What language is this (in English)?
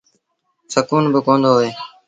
Sindhi Bhil